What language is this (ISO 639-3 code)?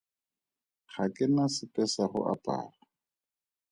tsn